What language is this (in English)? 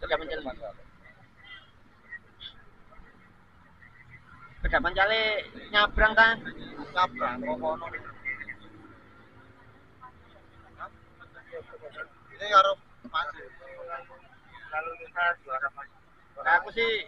Indonesian